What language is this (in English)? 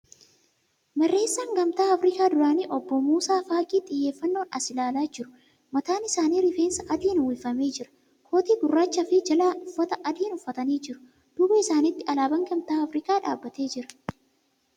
Oromo